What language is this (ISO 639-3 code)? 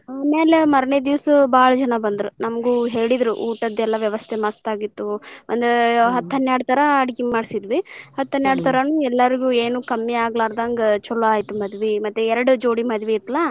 kan